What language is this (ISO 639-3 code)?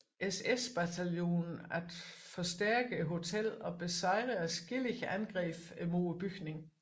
dan